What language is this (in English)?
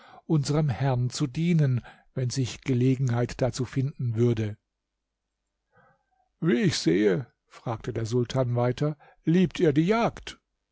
German